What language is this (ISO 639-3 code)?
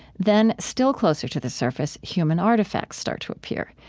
eng